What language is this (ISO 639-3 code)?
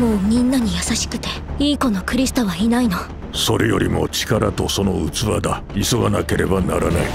jpn